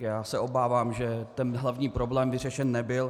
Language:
Czech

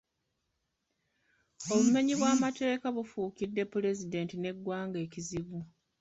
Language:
Ganda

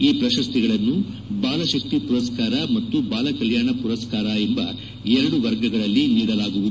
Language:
Kannada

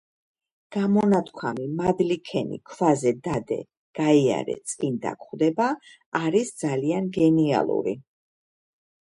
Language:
Georgian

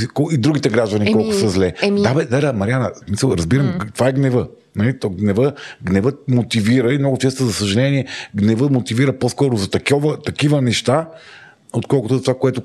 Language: Bulgarian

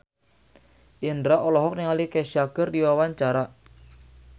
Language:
Sundanese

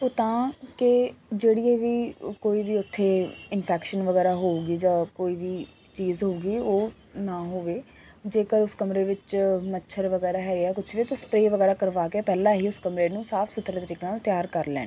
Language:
Punjabi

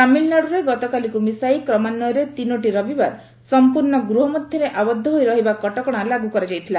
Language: Odia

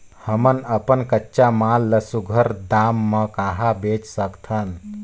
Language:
Chhattisgarhi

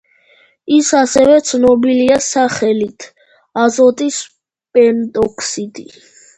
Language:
Georgian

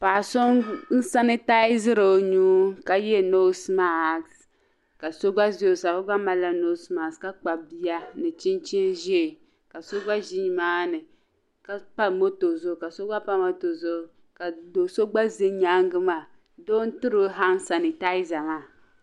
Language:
Dagbani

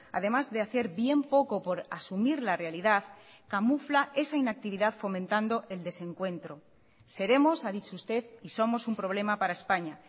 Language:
Spanish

